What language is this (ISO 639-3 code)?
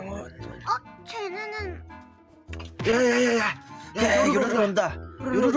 kor